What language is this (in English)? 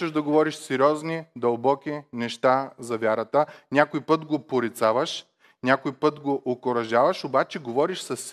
Bulgarian